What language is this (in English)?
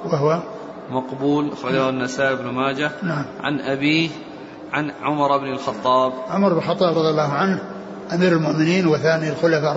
Arabic